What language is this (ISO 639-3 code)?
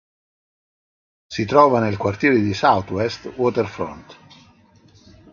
ita